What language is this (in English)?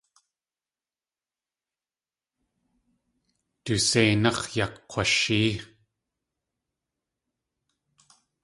Tlingit